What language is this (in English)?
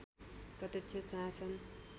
Nepali